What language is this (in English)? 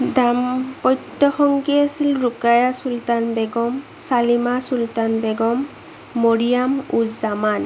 Assamese